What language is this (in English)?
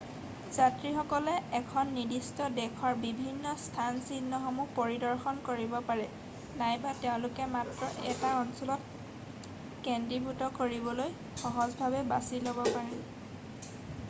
Assamese